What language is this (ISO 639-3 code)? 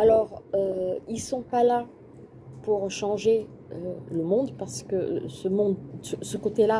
fra